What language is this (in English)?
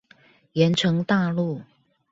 Chinese